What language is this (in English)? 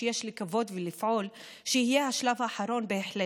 Hebrew